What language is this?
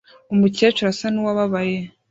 Kinyarwanda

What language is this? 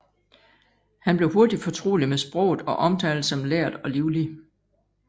Danish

